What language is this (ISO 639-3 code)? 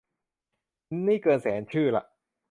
tha